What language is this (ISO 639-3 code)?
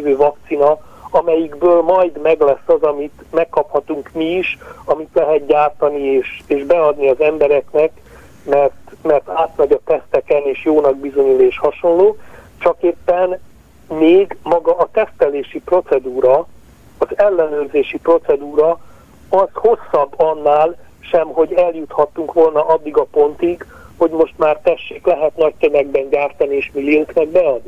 hun